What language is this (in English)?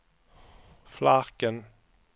Swedish